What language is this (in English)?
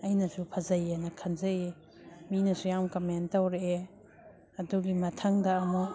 Manipuri